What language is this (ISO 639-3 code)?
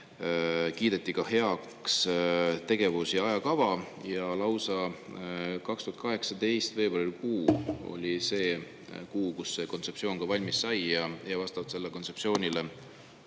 est